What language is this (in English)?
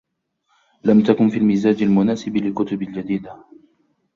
Arabic